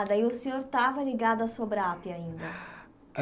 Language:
Portuguese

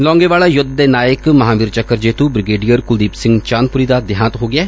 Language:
Punjabi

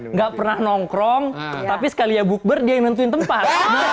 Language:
Indonesian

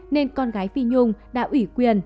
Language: Vietnamese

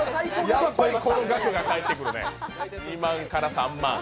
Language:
Japanese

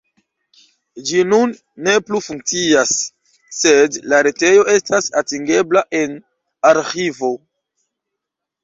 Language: Esperanto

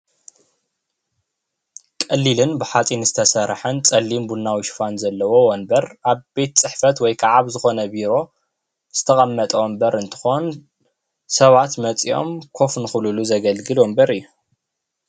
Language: Tigrinya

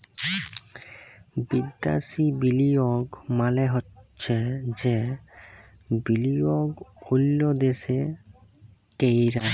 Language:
Bangla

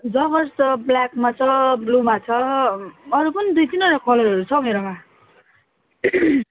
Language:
Nepali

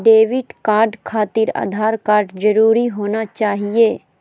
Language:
Magahi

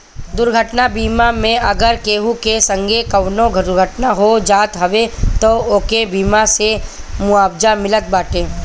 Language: Bhojpuri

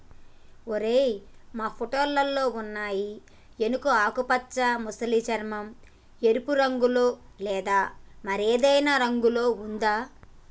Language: Telugu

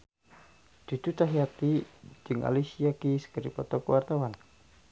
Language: Sundanese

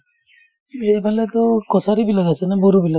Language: Assamese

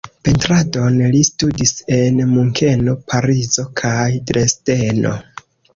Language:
Esperanto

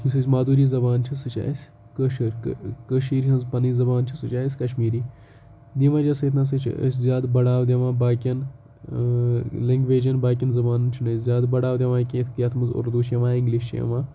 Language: Kashmiri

